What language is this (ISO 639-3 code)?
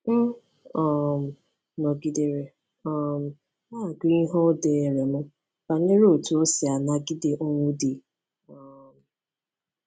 ibo